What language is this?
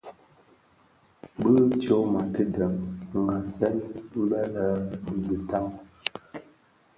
Bafia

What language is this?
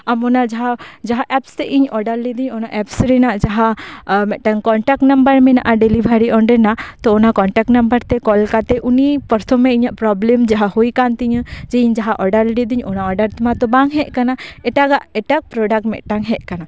Santali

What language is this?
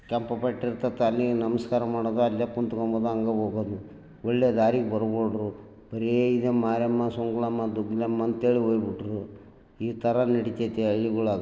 Kannada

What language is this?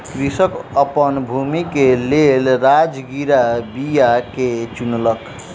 Maithili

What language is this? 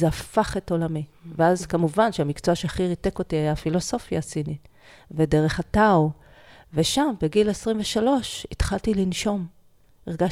Hebrew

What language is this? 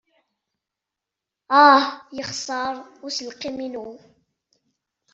Kabyle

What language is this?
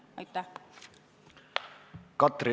Estonian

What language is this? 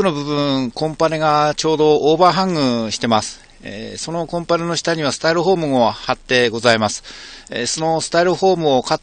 Japanese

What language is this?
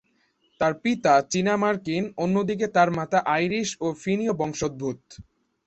Bangla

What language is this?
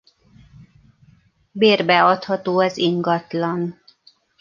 Hungarian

